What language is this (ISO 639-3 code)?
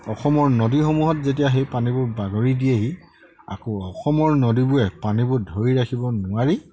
asm